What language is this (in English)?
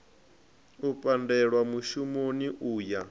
Venda